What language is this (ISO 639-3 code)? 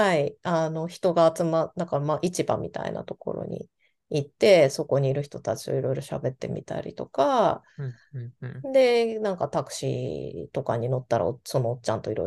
jpn